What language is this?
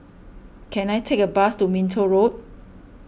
English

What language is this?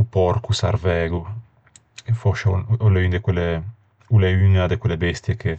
Ligurian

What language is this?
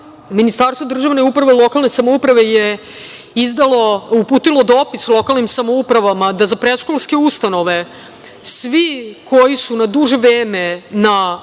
Serbian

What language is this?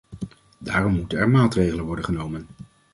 Dutch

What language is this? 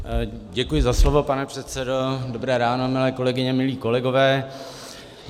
Czech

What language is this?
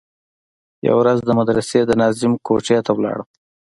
Pashto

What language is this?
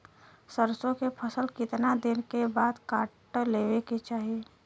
Bhojpuri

